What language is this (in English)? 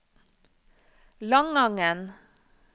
Norwegian